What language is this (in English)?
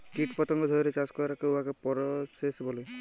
Bangla